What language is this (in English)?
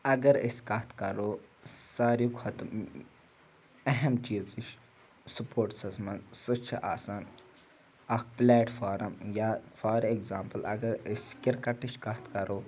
Kashmiri